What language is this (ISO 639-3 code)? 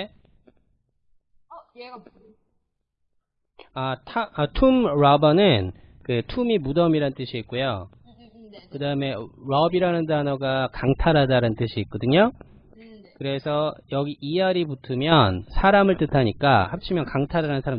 kor